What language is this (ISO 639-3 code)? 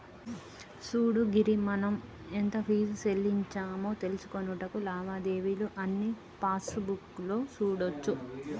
tel